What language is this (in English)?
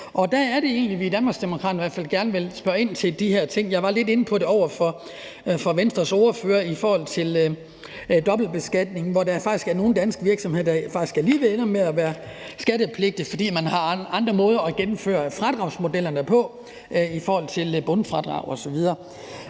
Danish